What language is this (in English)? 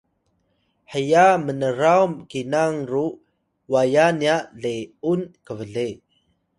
Atayal